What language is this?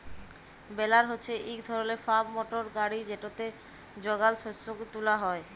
Bangla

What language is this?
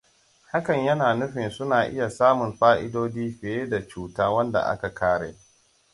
Hausa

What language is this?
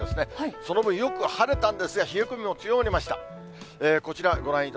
Japanese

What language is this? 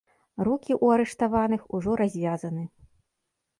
Belarusian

